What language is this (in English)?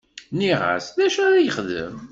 Kabyle